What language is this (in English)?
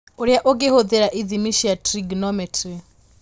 Kikuyu